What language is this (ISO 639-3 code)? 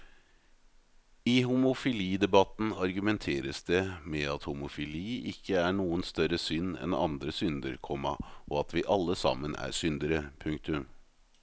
nor